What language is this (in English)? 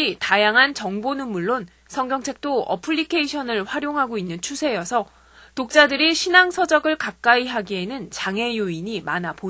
Korean